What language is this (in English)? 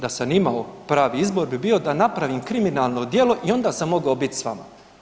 Croatian